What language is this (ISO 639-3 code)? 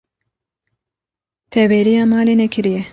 kur